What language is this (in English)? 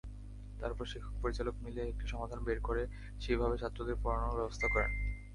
Bangla